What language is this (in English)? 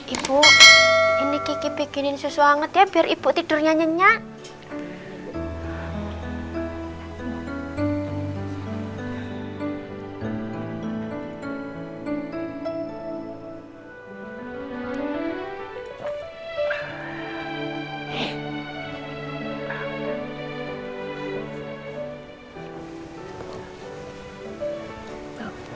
Indonesian